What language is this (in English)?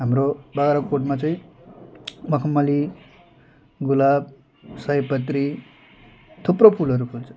Nepali